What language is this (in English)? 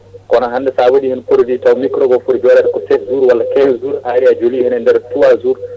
Fula